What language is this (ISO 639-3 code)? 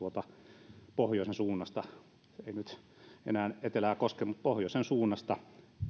fin